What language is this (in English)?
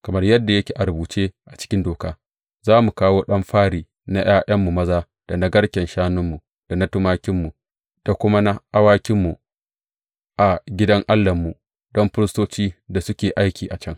Hausa